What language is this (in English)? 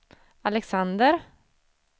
Swedish